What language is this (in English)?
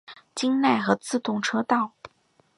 Chinese